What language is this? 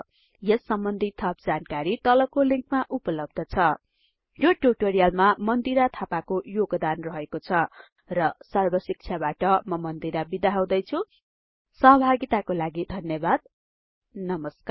Nepali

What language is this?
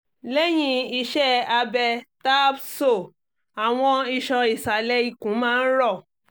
Yoruba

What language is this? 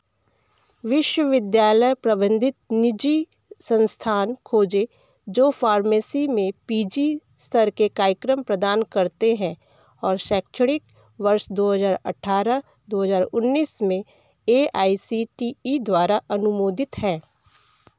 Hindi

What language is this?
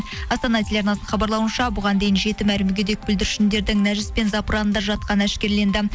Kazakh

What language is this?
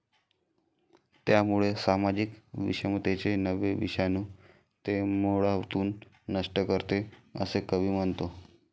Marathi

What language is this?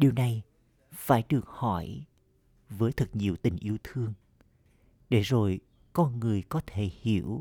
Vietnamese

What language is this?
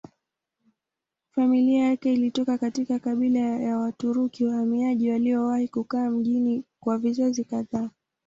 Swahili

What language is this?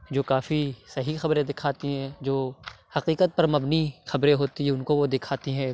Urdu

